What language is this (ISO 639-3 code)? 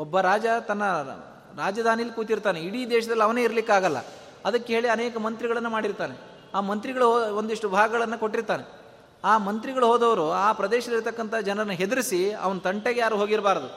kan